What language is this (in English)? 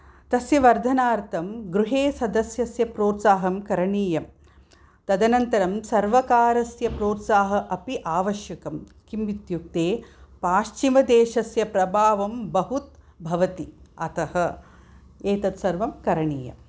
Sanskrit